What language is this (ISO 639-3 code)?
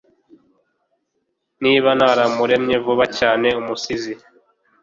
kin